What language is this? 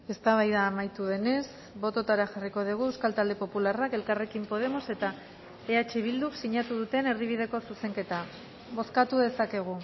Basque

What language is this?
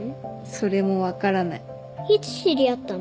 Japanese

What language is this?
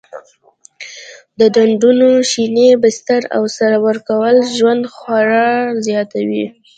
Pashto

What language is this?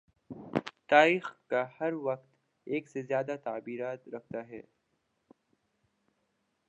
Urdu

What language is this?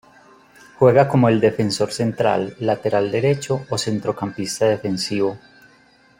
Spanish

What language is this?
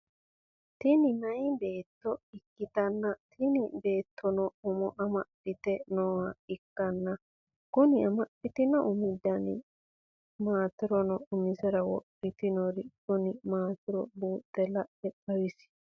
Sidamo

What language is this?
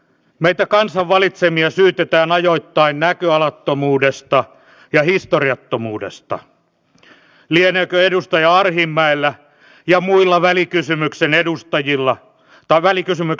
Finnish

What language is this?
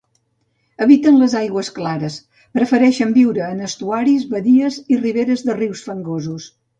Catalan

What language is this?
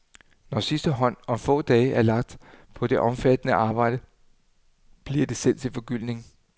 Danish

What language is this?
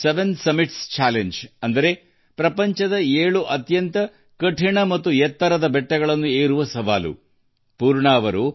Kannada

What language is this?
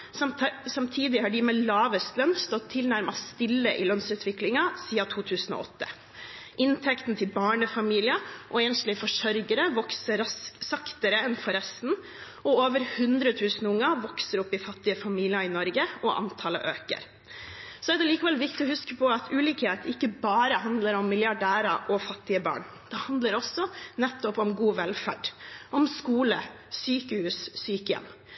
Norwegian Bokmål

